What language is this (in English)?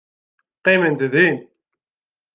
Kabyle